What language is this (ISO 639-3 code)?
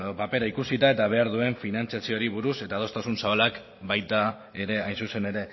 eus